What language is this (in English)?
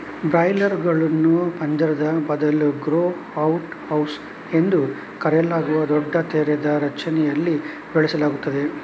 Kannada